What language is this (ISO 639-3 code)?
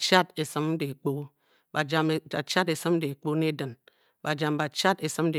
bky